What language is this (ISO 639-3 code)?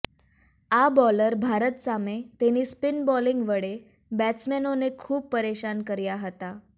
guj